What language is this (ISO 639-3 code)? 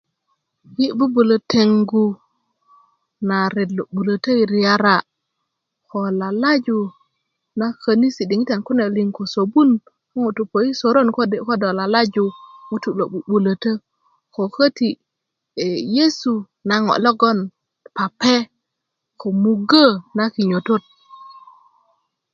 ukv